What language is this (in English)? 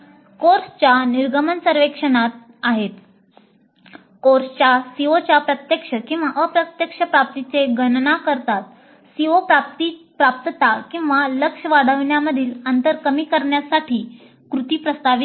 Marathi